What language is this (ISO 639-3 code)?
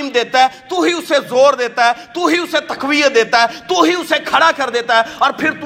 urd